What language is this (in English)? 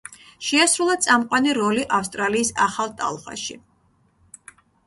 Georgian